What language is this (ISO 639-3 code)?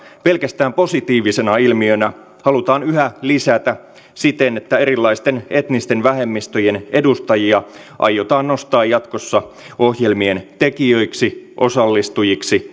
fin